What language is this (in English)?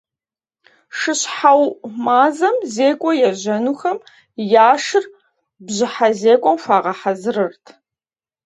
Kabardian